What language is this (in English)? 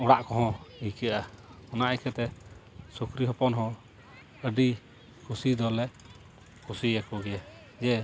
Santali